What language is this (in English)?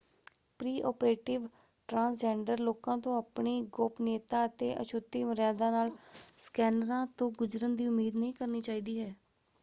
Punjabi